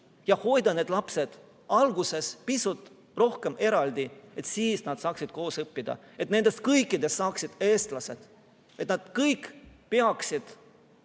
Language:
Estonian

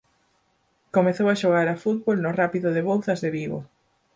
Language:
Galician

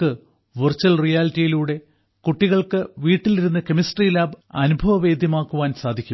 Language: Malayalam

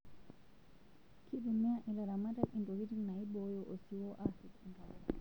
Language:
Masai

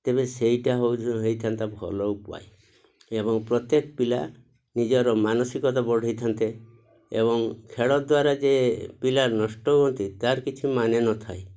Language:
Odia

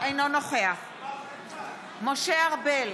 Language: Hebrew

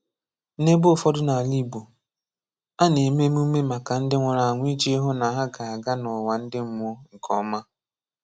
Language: Igbo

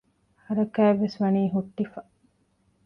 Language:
Divehi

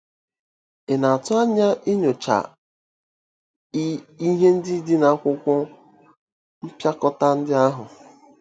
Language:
Igbo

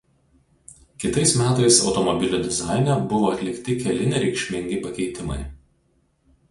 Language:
Lithuanian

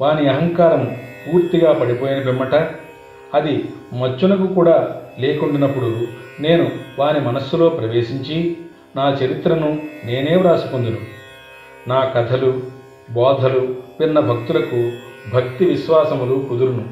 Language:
Telugu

